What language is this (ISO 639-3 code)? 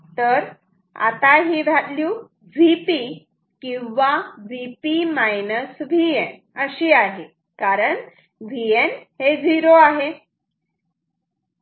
mar